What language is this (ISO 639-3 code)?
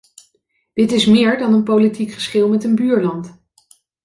nld